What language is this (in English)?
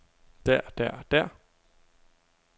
Danish